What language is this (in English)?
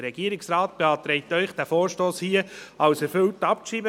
Swiss German